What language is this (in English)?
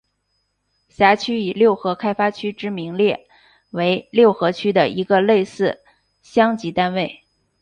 Chinese